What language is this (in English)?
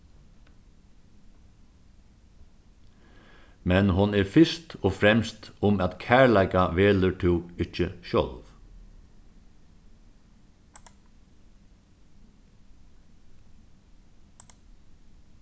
Faroese